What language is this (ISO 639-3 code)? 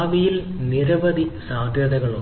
mal